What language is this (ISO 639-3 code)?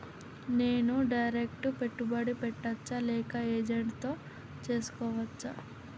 tel